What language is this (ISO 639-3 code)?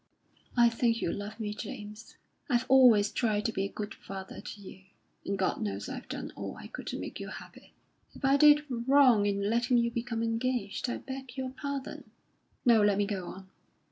eng